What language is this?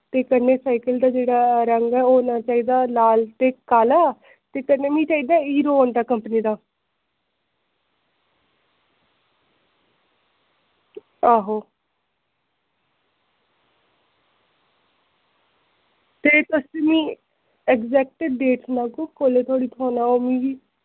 Dogri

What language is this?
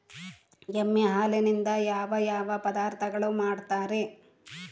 Kannada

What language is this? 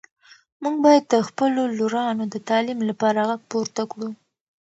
Pashto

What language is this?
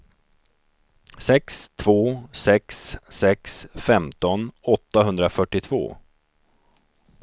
Swedish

